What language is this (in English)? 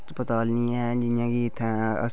Dogri